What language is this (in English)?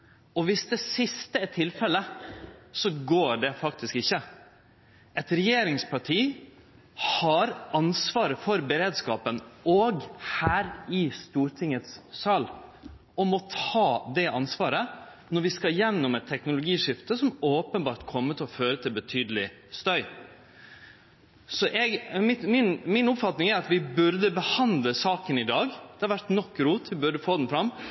Norwegian Nynorsk